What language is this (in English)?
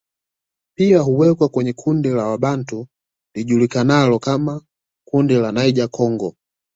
Swahili